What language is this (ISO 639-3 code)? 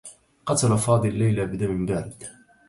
ara